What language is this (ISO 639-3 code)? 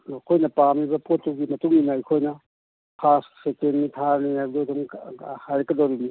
mni